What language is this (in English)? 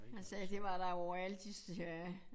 Danish